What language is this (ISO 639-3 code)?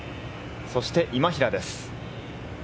jpn